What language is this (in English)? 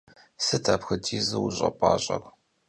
Kabardian